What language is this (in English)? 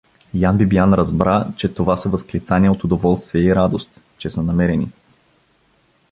Bulgarian